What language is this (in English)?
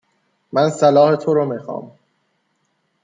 Persian